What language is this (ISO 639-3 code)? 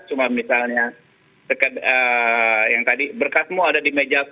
ind